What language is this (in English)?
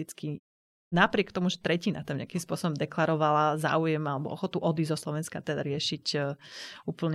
Slovak